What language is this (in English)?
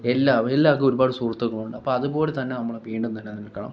Malayalam